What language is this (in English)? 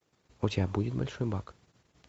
Russian